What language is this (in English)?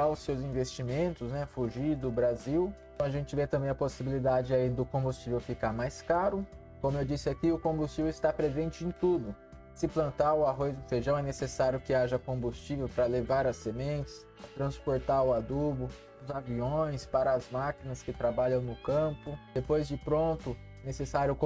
Portuguese